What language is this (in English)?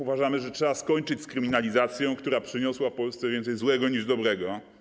Polish